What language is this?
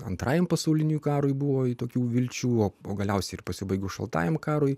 Lithuanian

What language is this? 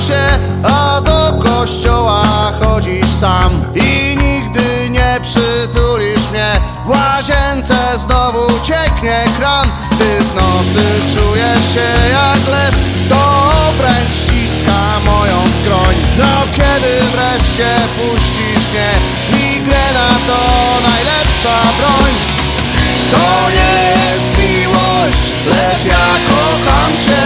Polish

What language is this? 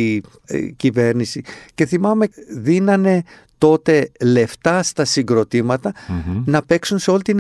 Greek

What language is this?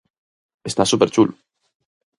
Galician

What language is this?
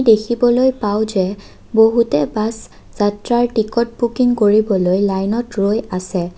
Assamese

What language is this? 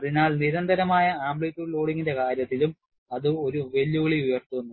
Malayalam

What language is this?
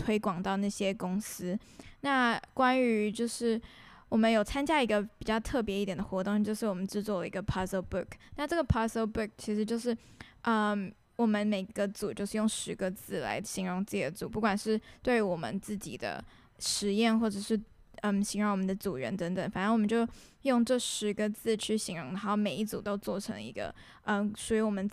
Chinese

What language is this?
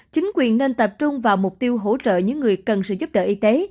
Vietnamese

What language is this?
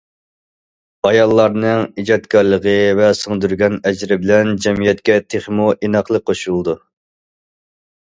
Uyghur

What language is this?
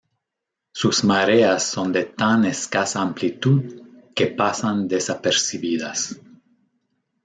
Spanish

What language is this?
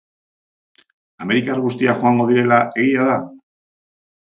Basque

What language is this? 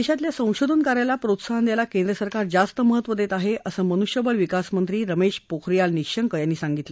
Marathi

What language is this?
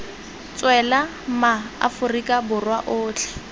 Tswana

